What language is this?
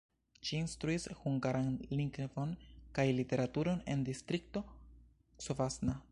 Esperanto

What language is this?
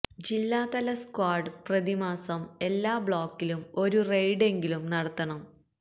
Malayalam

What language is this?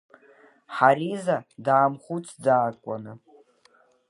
Abkhazian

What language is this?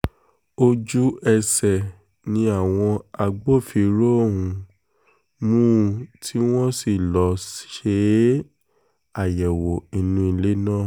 Yoruba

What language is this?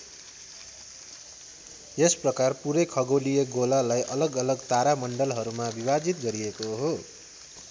Nepali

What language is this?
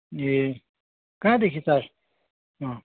Nepali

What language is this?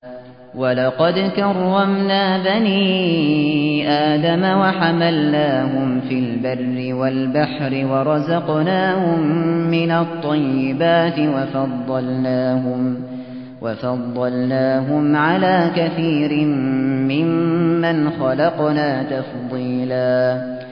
Arabic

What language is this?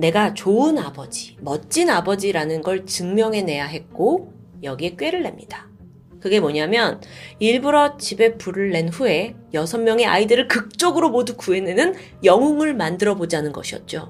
Korean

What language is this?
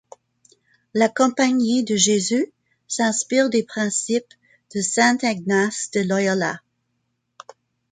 French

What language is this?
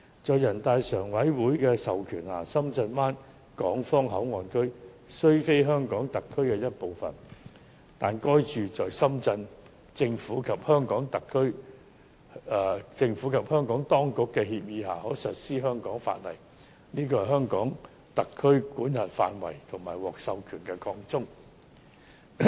Cantonese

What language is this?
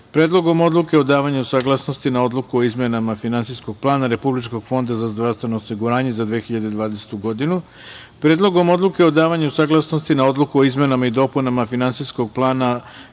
Serbian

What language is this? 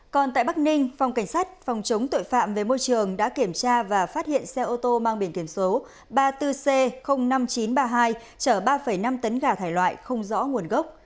Vietnamese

